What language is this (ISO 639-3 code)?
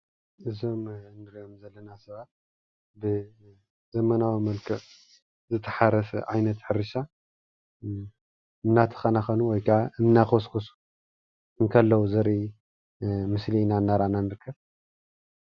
tir